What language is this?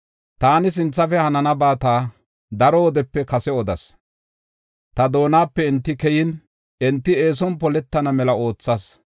Gofa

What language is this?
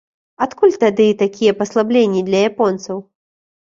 Belarusian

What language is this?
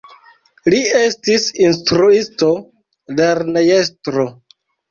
Esperanto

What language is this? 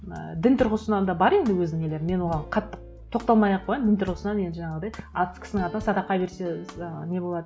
Kazakh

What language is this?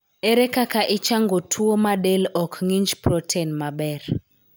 Luo (Kenya and Tanzania)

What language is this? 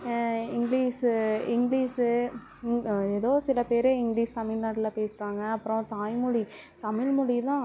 Tamil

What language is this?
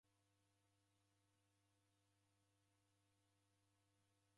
Taita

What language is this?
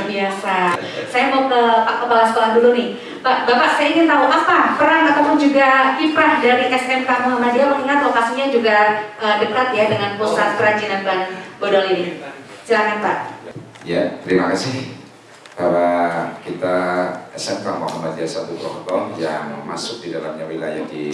Indonesian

